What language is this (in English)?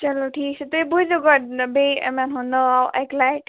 Kashmiri